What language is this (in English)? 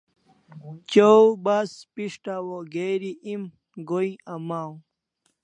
Kalasha